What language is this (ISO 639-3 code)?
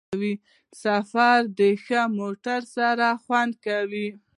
pus